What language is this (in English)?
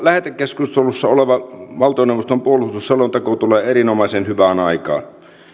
Finnish